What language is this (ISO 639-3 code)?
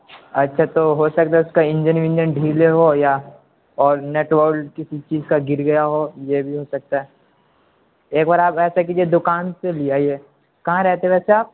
urd